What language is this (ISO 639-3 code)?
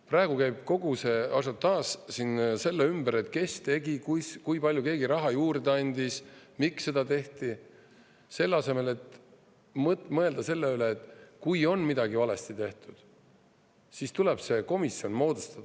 est